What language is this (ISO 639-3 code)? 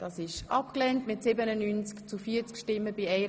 gsw